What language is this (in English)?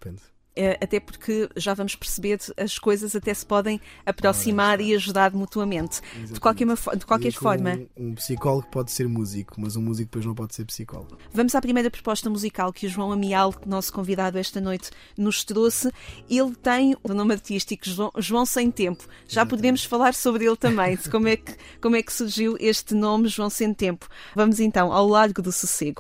Portuguese